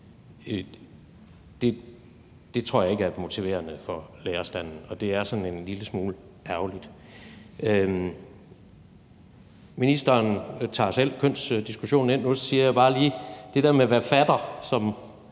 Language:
Danish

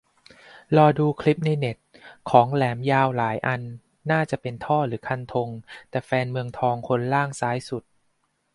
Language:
Thai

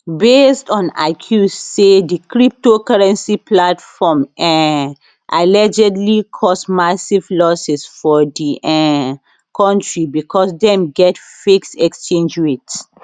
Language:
Nigerian Pidgin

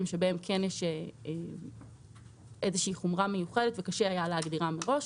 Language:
Hebrew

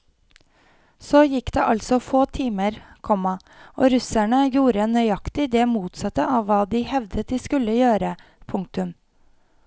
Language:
Norwegian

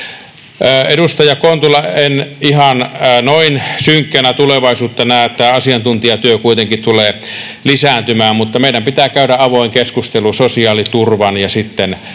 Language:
Finnish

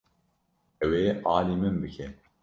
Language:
Kurdish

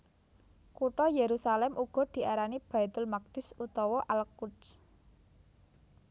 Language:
Javanese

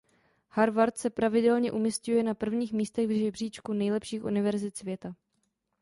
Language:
Czech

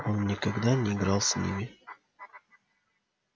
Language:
Russian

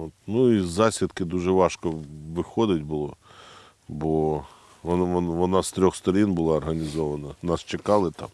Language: Ukrainian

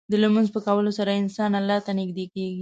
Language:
Pashto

